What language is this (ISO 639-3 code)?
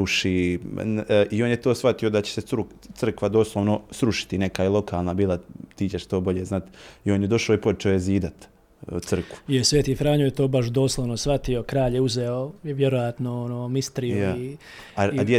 hrv